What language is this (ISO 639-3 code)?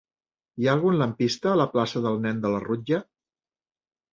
cat